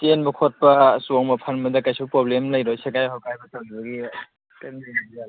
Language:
Manipuri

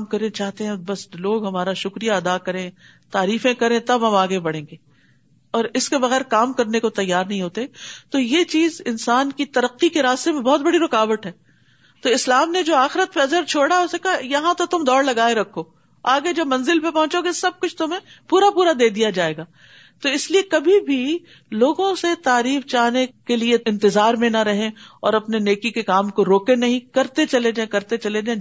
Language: Urdu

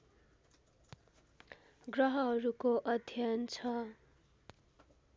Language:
Nepali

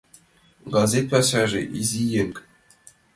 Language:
Mari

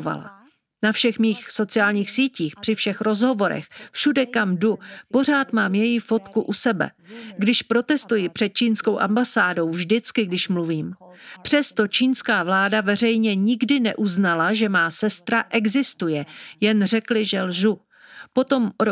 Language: Czech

